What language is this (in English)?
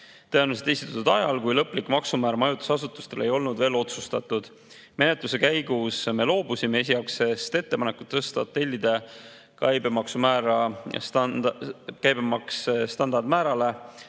Estonian